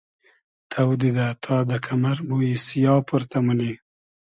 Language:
Hazaragi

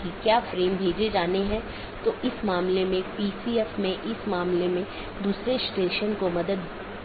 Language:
Hindi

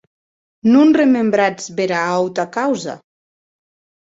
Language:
Occitan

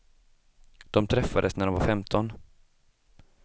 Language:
Swedish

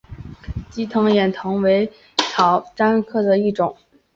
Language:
Chinese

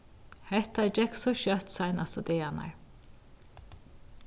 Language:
Faroese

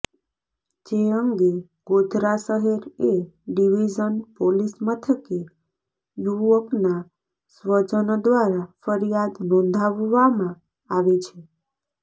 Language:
Gujarati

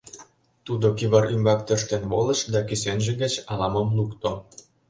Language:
Mari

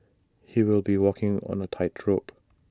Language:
English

